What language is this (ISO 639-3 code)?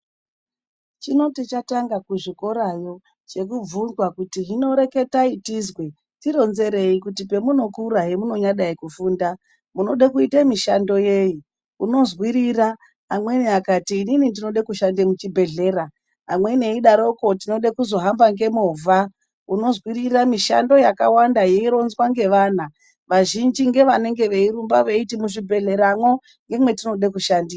ndc